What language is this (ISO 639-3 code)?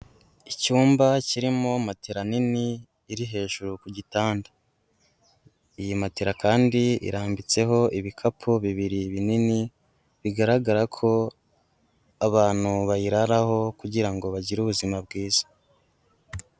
kin